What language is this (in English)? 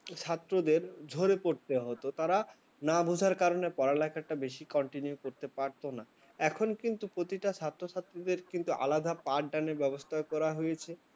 Bangla